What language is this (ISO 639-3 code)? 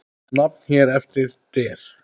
isl